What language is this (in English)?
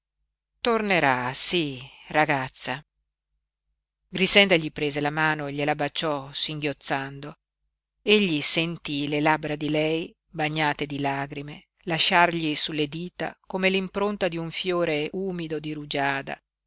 Italian